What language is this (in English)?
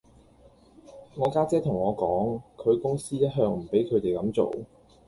Cantonese